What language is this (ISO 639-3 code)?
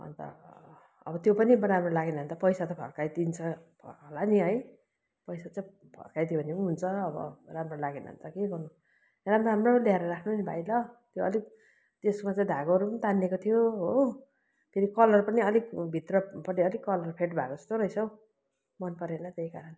nep